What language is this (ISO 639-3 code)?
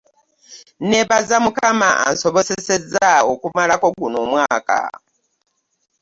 lug